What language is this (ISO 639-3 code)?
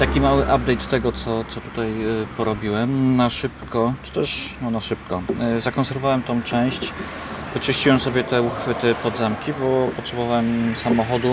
pol